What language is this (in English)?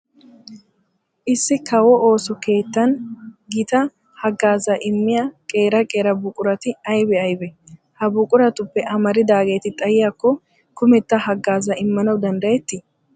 Wolaytta